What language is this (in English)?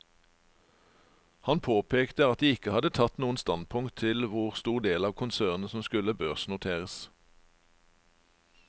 Norwegian